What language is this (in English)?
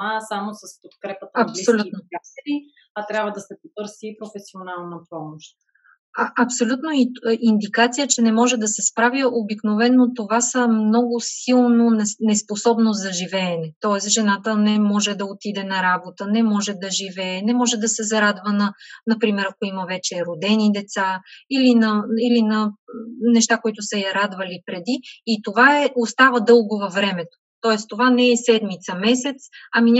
Bulgarian